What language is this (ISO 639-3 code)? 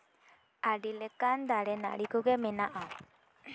sat